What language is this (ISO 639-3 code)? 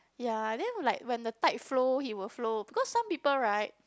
eng